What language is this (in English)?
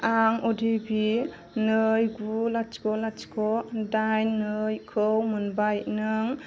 Bodo